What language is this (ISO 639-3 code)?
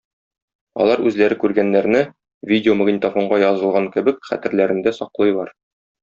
tat